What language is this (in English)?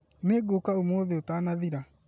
Kikuyu